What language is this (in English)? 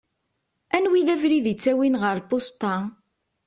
Kabyle